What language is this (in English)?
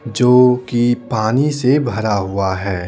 Hindi